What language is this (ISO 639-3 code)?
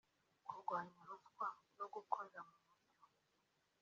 kin